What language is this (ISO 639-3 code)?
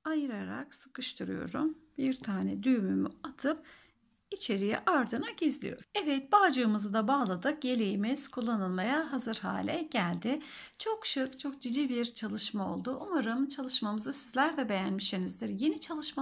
tur